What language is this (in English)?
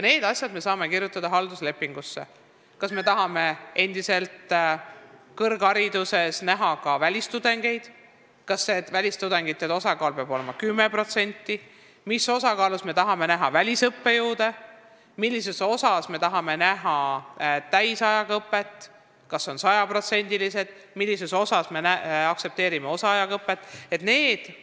Estonian